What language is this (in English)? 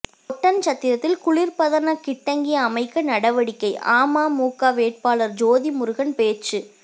Tamil